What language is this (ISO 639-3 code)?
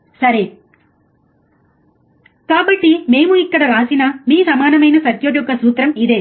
tel